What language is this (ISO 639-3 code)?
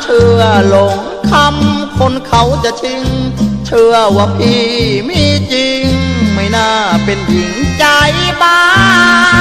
tha